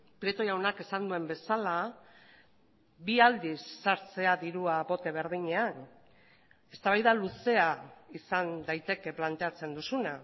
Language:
Basque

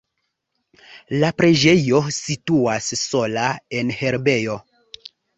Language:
Esperanto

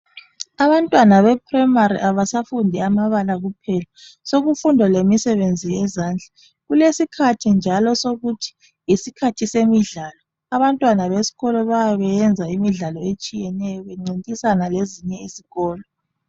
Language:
North Ndebele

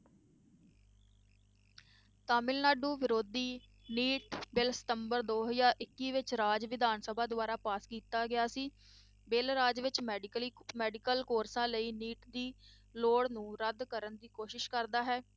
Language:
Punjabi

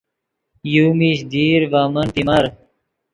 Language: Yidgha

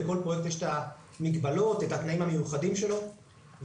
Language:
Hebrew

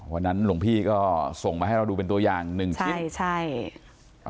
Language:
Thai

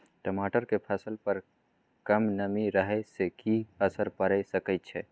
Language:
Maithili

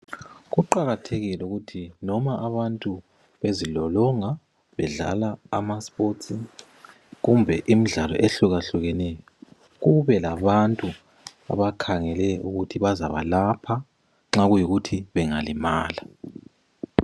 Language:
North Ndebele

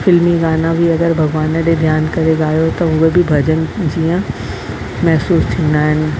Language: Sindhi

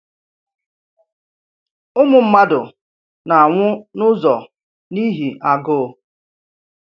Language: Igbo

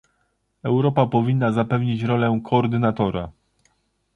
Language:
Polish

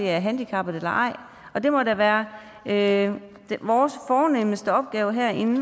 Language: Danish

